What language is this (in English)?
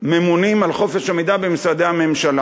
Hebrew